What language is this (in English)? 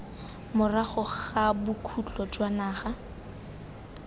Tswana